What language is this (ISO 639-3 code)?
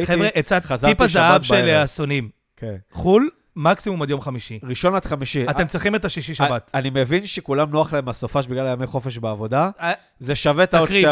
heb